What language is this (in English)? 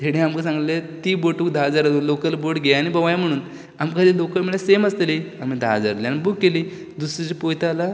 Konkani